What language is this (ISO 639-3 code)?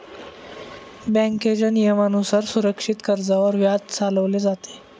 mar